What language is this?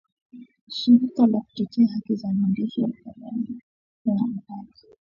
Swahili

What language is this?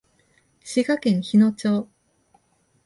Japanese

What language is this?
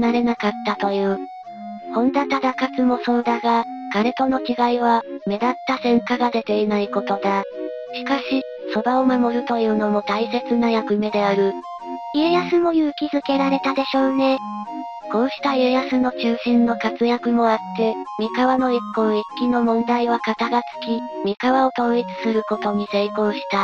Japanese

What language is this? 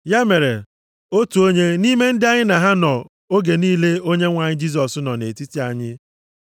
Igbo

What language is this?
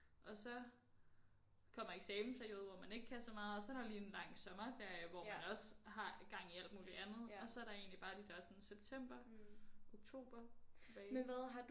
Danish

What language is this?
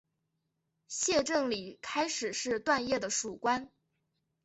Chinese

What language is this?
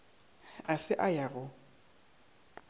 Northern Sotho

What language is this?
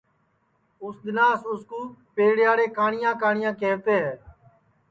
Sansi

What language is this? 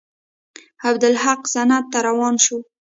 Pashto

